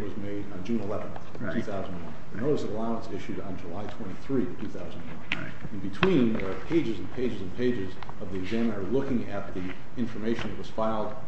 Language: English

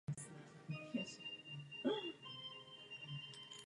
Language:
Czech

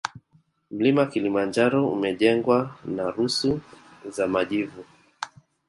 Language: Swahili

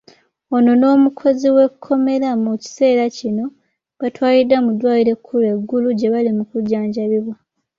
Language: Ganda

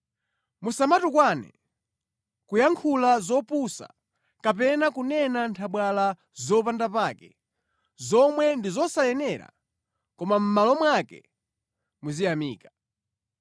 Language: Nyanja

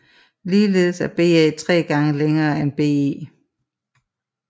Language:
Danish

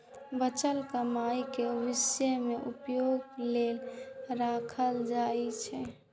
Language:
Maithili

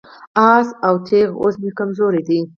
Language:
Pashto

